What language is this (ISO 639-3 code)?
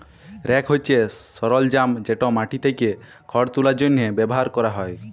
ben